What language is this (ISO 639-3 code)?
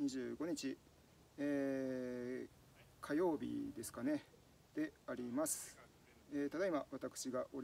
jpn